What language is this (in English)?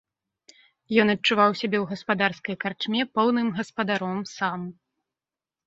Belarusian